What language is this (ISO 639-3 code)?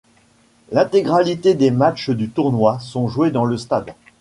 fra